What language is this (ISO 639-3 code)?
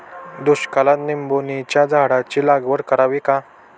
mar